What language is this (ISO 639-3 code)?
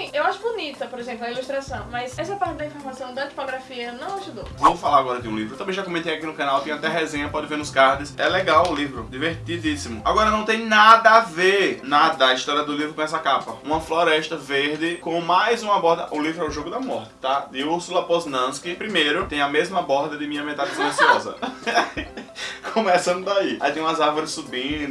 por